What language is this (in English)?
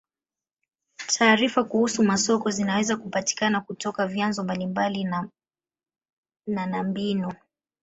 Swahili